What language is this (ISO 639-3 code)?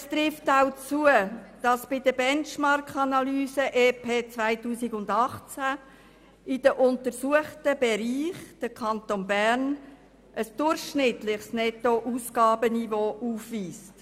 gsw